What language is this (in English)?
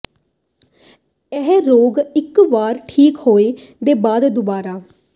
Punjabi